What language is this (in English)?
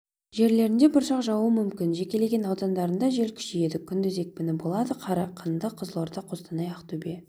Kazakh